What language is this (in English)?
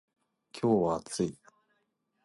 Japanese